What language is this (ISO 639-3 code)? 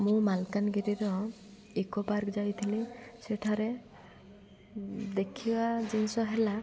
ori